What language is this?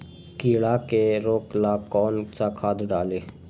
Magahi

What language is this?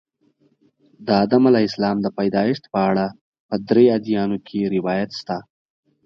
Pashto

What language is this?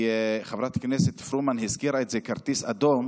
Hebrew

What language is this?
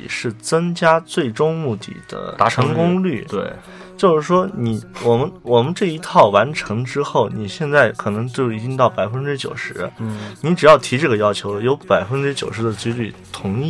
Chinese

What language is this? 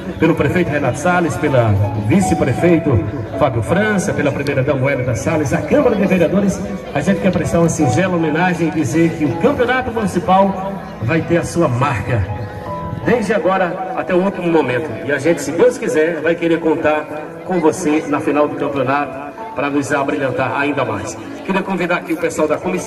Portuguese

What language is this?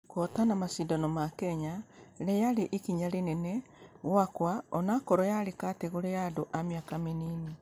Kikuyu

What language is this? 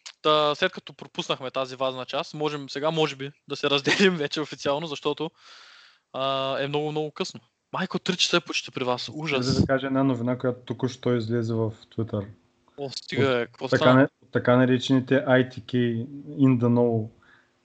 Bulgarian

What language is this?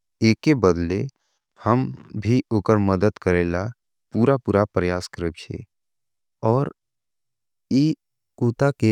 Angika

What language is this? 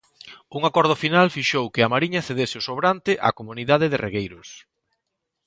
Galician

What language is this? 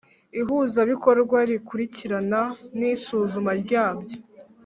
Kinyarwanda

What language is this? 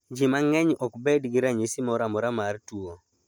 Luo (Kenya and Tanzania)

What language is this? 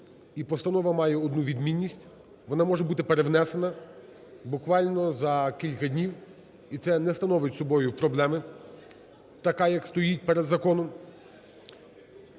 Ukrainian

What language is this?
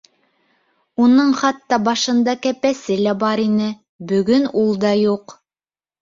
Bashkir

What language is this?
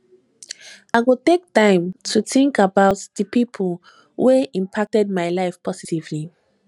Nigerian Pidgin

